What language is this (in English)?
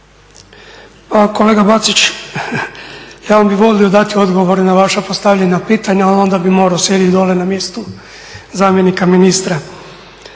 Croatian